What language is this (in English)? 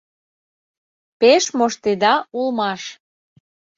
Mari